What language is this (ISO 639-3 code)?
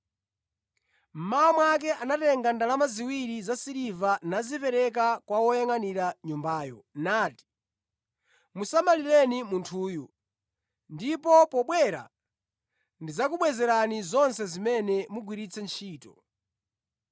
nya